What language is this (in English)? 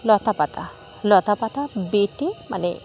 Bangla